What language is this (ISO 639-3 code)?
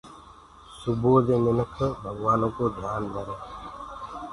ggg